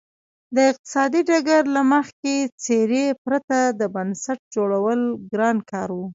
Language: Pashto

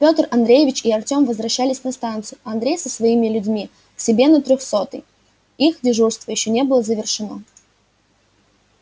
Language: Russian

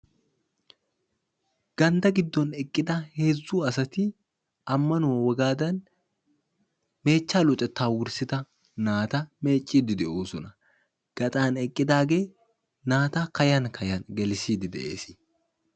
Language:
Wolaytta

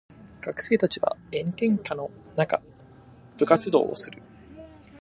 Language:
Japanese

